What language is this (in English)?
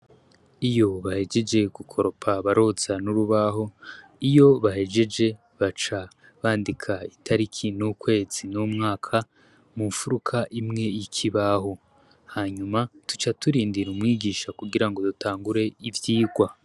Rundi